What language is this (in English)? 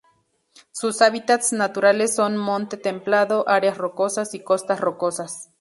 Spanish